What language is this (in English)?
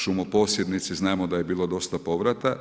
Croatian